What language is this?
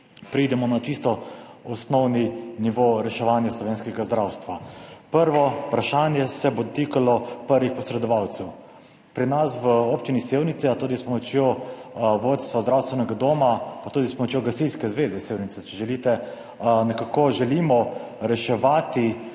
Slovenian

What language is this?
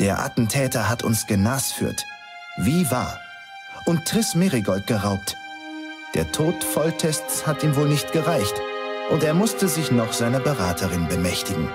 German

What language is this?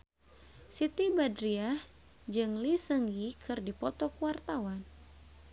Sundanese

